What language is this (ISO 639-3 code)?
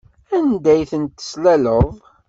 kab